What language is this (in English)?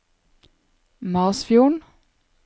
Norwegian